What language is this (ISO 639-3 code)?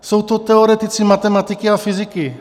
ces